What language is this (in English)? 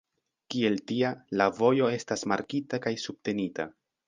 Esperanto